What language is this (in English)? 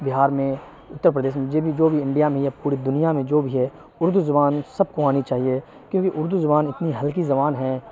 Urdu